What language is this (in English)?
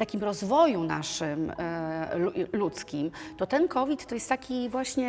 Polish